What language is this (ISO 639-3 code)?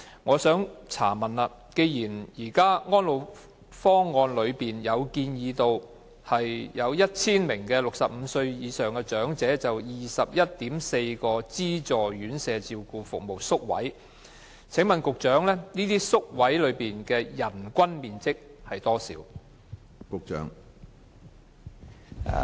yue